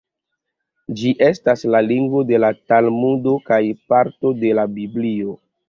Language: Esperanto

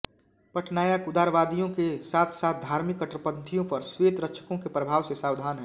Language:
Hindi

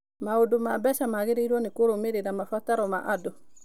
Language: Kikuyu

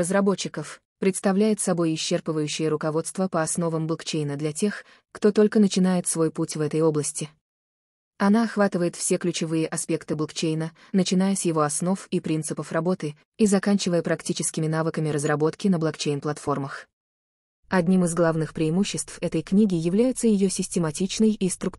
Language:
Russian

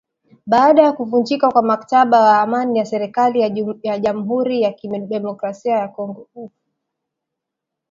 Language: Swahili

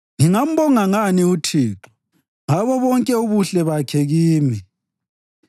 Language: North Ndebele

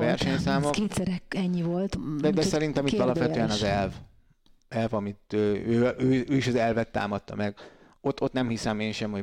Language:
Hungarian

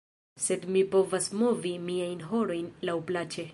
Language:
Esperanto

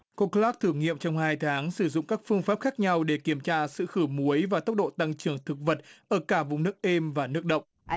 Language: Vietnamese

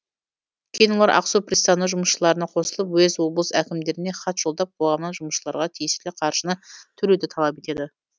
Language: Kazakh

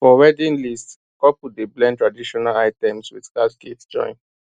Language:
Nigerian Pidgin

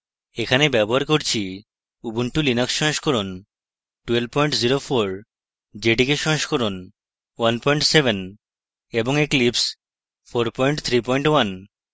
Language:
Bangla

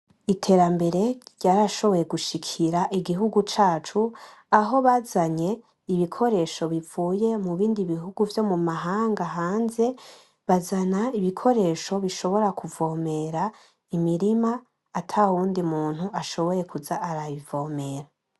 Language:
Rundi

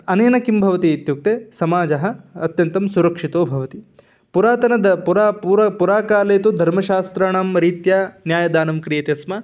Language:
Sanskrit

